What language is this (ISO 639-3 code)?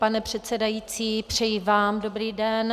ces